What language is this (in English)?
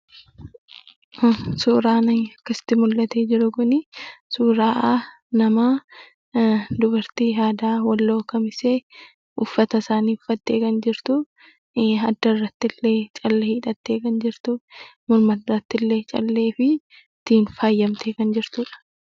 Oromo